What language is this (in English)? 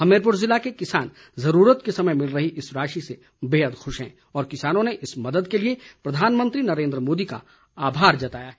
Hindi